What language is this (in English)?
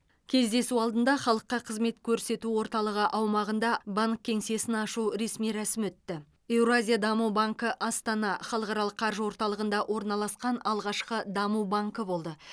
Kazakh